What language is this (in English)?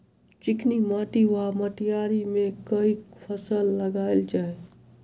Maithili